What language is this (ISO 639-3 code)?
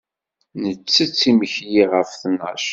kab